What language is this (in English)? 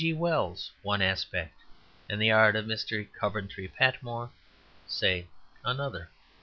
English